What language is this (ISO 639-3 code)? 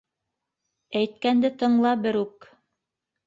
bak